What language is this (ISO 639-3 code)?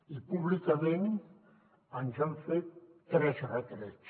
cat